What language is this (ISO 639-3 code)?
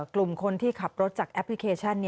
tha